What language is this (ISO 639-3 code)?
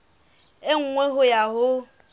sot